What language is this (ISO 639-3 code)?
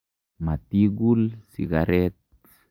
kln